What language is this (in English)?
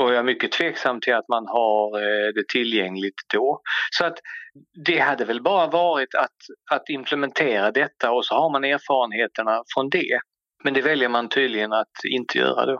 Swedish